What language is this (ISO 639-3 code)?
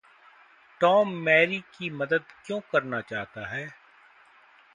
hin